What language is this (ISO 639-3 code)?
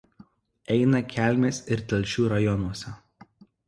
lit